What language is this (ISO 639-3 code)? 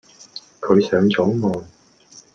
yue